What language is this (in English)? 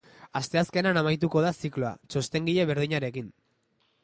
Basque